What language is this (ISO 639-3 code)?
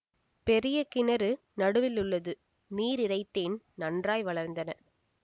tam